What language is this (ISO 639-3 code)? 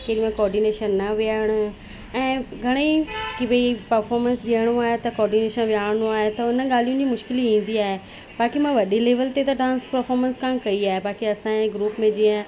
snd